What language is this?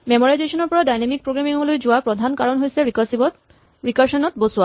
Assamese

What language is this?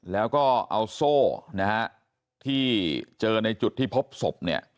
Thai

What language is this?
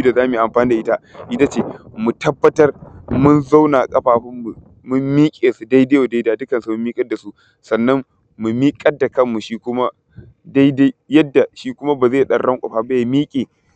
Hausa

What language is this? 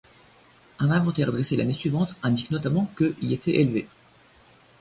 French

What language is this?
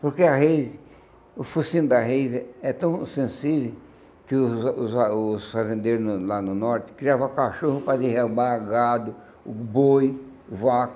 Portuguese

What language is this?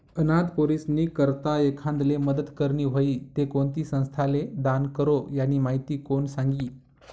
Marathi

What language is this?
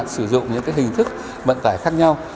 Vietnamese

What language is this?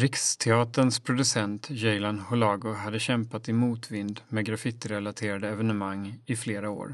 Swedish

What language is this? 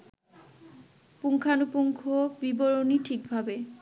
Bangla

